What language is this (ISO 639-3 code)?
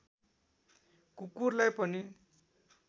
nep